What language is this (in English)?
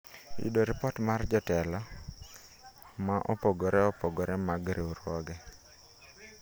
Luo (Kenya and Tanzania)